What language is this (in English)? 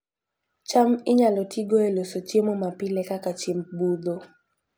Luo (Kenya and Tanzania)